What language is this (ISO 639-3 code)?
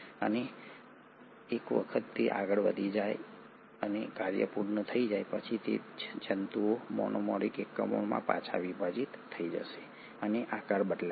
guj